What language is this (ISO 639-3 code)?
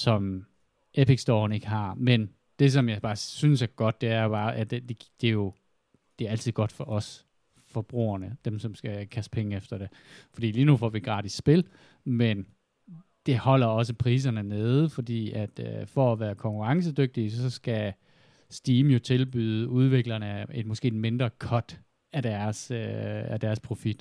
dan